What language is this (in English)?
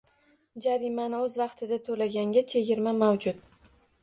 Uzbek